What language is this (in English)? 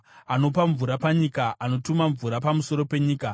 Shona